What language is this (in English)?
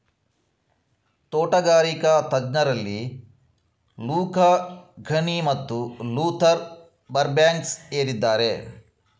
Kannada